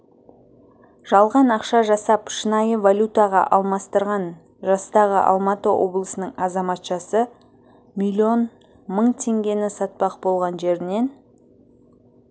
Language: Kazakh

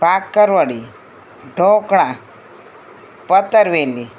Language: Gujarati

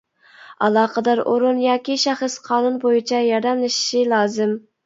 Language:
Uyghur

